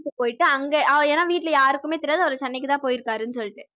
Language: Tamil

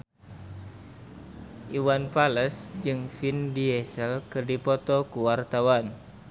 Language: Sundanese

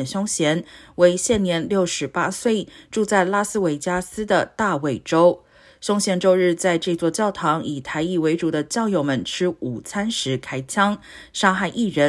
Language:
Chinese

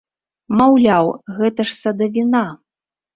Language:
Belarusian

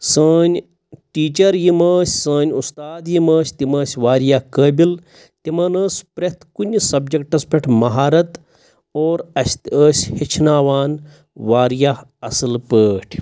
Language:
Kashmiri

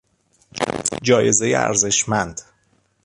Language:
Persian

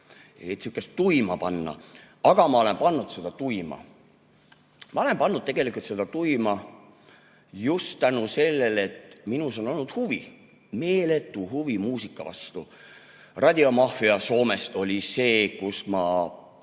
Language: Estonian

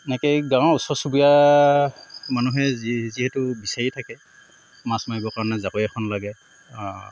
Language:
Assamese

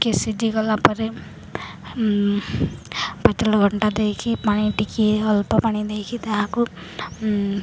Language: Odia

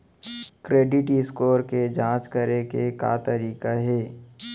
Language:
Chhattisgarhi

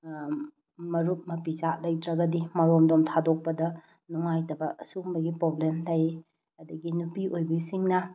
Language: Manipuri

